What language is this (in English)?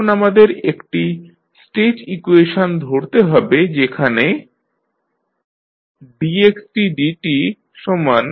Bangla